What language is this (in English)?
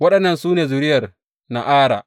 Hausa